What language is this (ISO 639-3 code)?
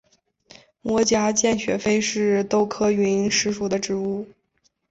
zho